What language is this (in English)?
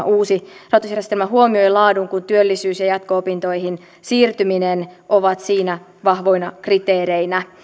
Finnish